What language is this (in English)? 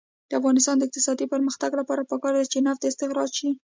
Pashto